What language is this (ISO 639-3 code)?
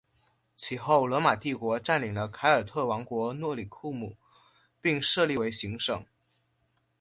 zho